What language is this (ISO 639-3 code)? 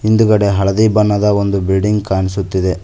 kan